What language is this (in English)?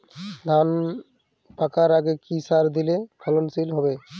Bangla